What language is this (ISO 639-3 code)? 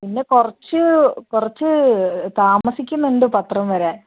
mal